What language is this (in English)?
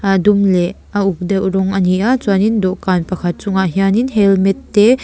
Mizo